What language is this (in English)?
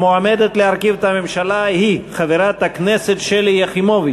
Hebrew